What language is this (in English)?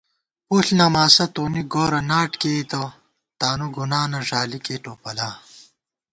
Gawar-Bati